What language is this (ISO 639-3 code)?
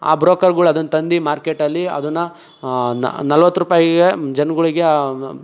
kan